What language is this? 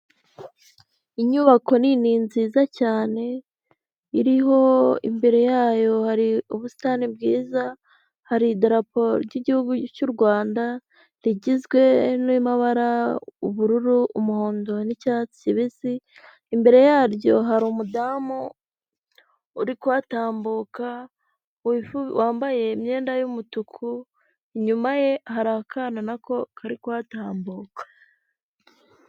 Kinyarwanda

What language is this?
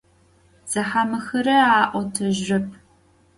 Adyghe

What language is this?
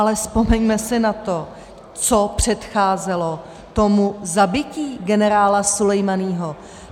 Czech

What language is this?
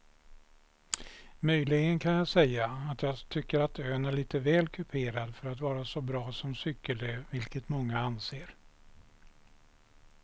Swedish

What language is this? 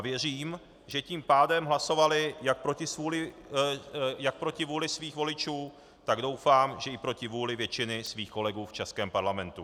Czech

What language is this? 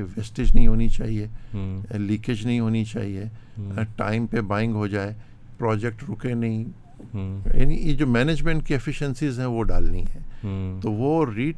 Urdu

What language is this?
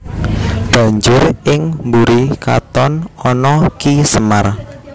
Javanese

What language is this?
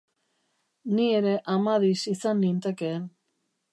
Basque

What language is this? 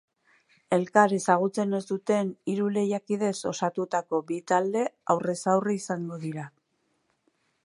Basque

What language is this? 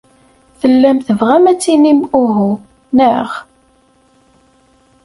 Kabyle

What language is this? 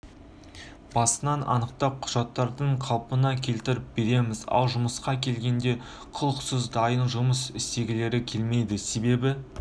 Kazakh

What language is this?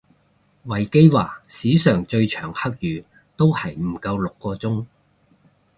Cantonese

